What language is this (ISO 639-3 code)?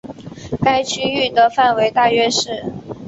zho